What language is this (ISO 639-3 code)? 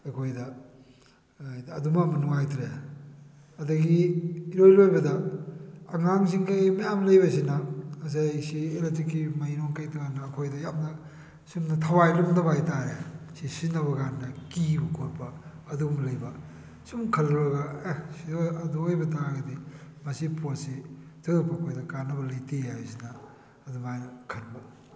mni